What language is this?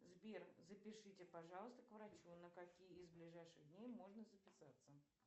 Russian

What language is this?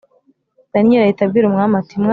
Kinyarwanda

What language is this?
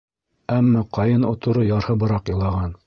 Bashkir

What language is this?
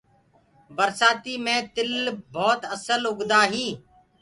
Gurgula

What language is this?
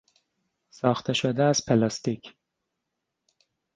Persian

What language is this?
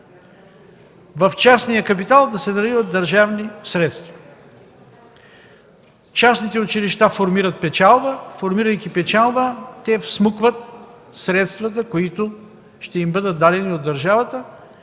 Bulgarian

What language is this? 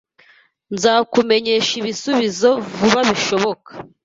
Kinyarwanda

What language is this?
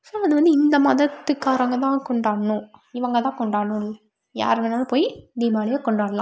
Tamil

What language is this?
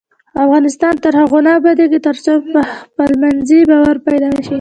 Pashto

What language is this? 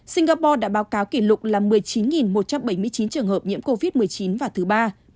Vietnamese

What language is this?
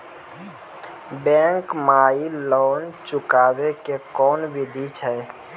Maithili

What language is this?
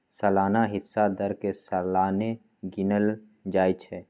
Magahi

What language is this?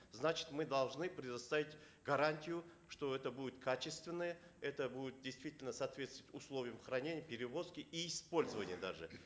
Kazakh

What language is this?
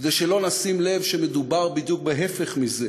Hebrew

